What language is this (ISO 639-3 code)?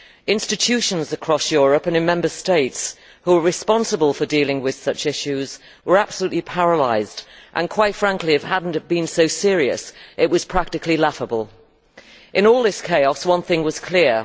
eng